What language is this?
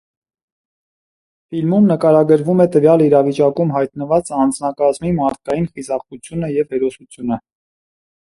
Armenian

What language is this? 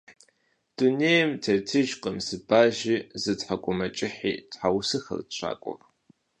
Kabardian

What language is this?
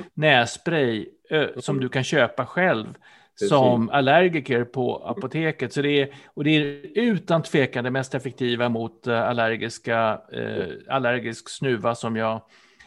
Swedish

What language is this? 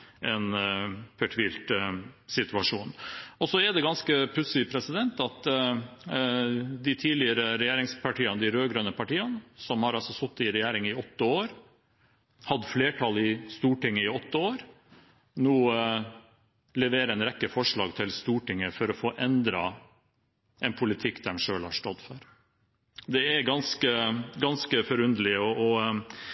Norwegian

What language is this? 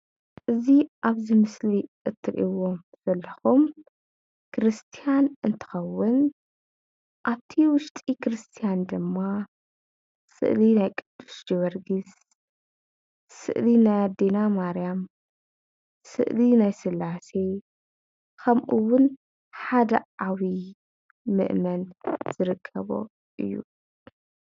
Tigrinya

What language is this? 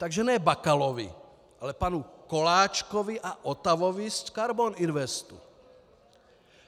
Czech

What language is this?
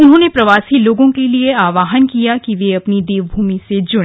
Hindi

